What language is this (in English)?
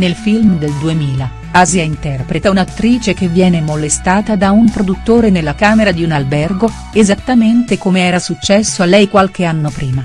Italian